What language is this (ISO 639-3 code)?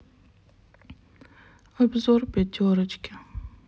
rus